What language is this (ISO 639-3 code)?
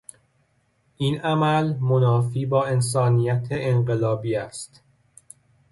fas